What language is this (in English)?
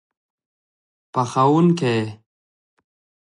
Pashto